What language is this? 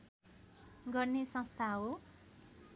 Nepali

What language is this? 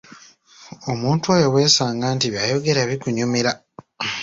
Ganda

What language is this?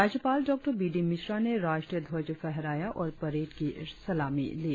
Hindi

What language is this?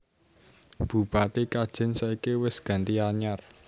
Javanese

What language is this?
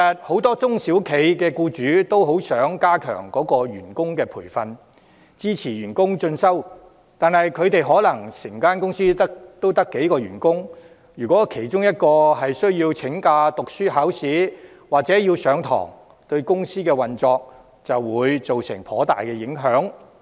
Cantonese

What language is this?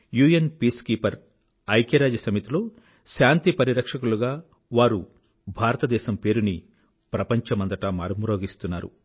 Telugu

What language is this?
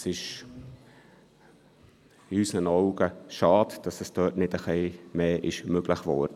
Swiss German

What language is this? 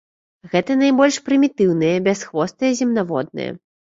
Belarusian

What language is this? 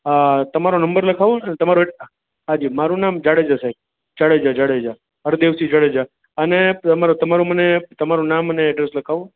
Gujarati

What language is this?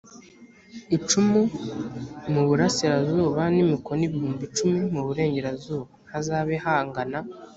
Kinyarwanda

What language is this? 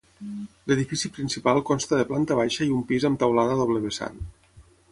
Catalan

